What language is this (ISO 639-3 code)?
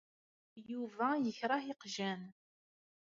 kab